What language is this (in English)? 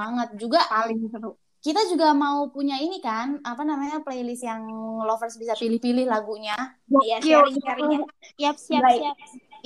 Indonesian